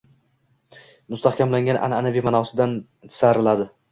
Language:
Uzbek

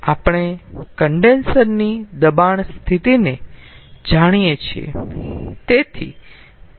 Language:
Gujarati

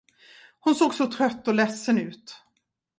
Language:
Swedish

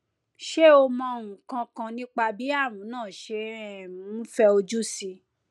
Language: Yoruba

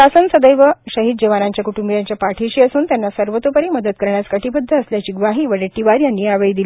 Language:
Marathi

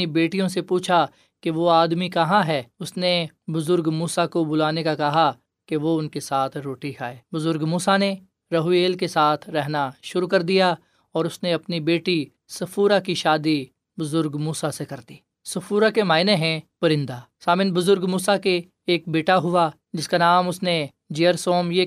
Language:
Urdu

